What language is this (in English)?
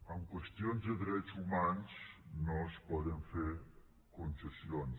Catalan